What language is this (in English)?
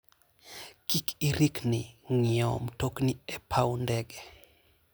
Luo (Kenya and Tanzania)